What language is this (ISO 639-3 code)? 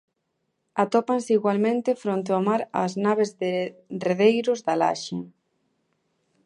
glg